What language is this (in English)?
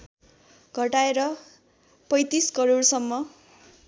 Nepali